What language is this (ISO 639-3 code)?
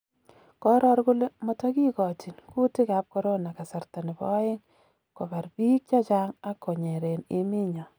kln